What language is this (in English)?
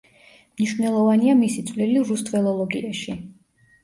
Georgian